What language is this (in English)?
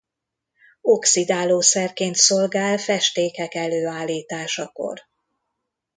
Hungarian